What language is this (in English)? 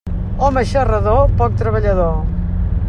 Catalan